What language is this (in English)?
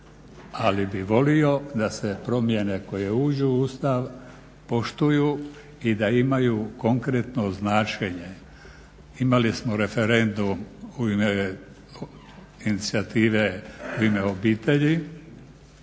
Croatian